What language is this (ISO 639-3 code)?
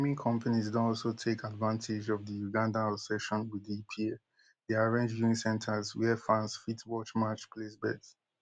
pcm